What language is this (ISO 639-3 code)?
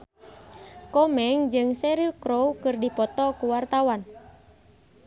sun